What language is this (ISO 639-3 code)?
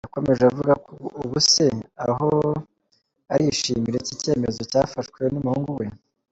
kin